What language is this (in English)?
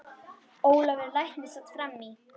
Icelandic